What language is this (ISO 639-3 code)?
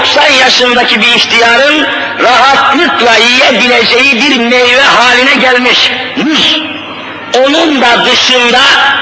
tur